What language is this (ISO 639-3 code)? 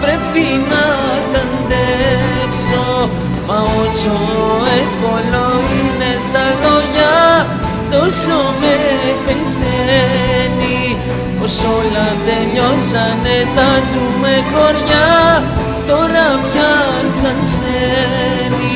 ell